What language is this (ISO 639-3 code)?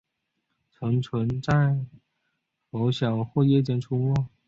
zho